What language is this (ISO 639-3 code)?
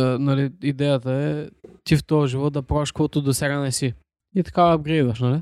bul